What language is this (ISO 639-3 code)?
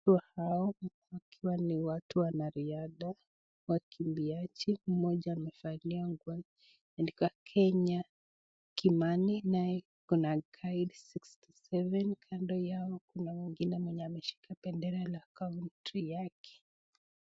swa